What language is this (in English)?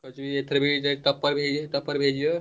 Odia